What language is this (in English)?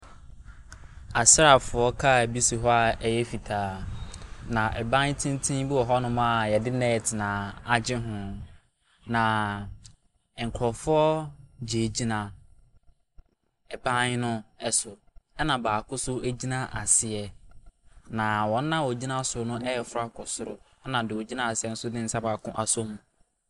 Akan